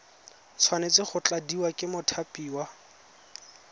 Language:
Tswana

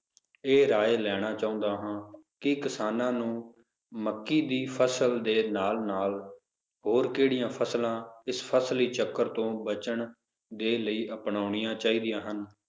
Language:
Punjabi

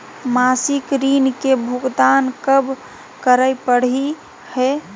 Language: Magahi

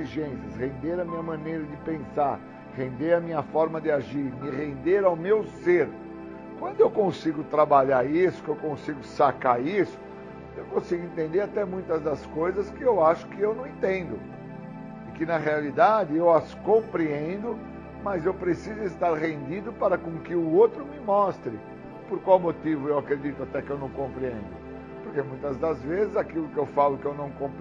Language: Portuguese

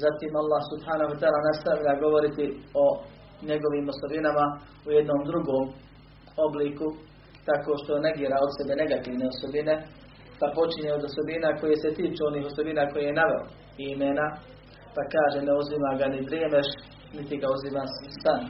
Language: Croatian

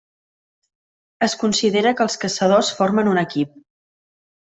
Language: Catalan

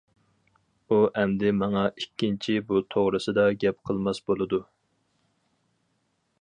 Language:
Uyghur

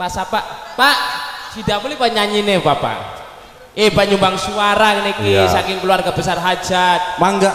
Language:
Indonesian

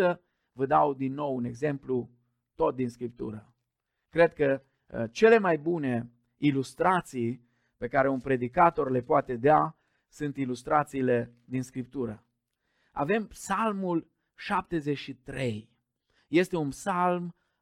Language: Romanian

